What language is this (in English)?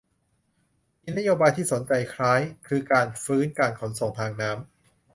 Thai